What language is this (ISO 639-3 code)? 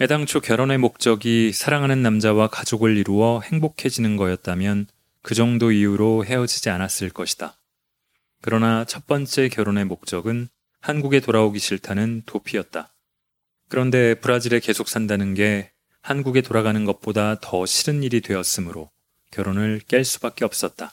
kor